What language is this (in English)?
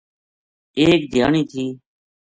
Gujari